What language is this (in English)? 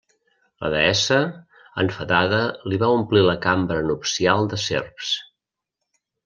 Catalan